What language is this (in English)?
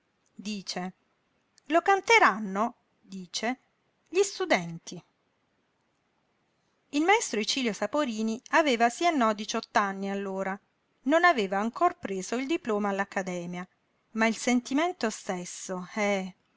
Italian